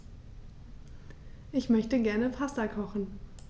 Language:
German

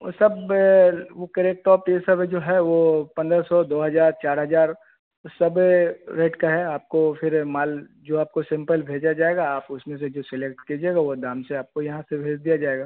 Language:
Hindi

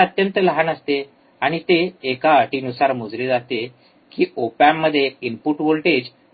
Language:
Marathi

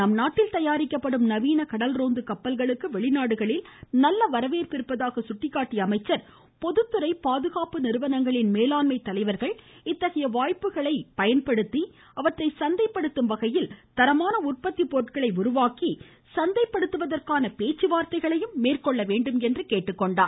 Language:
Tamil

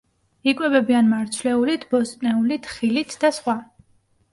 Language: Georgian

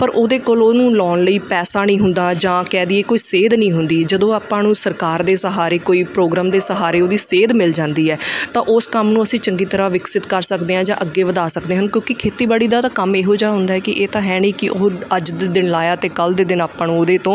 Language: Punjabi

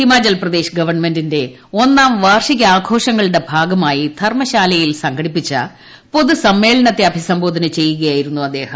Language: Malayalam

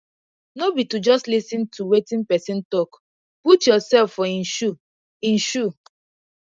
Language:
Nigerian Pidgin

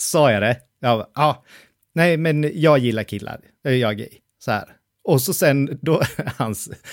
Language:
Swedish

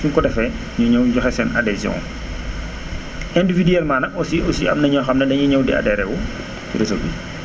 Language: Wolof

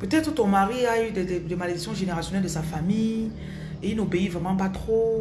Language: French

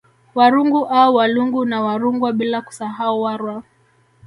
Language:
Swahili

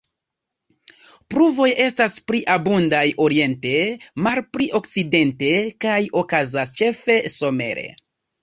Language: Esperanto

